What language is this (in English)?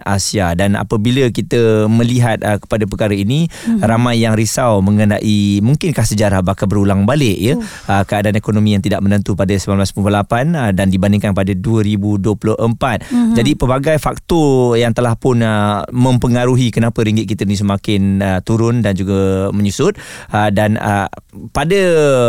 Malay